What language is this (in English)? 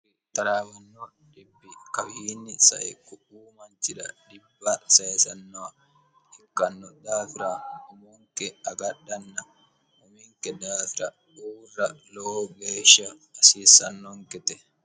Sidamo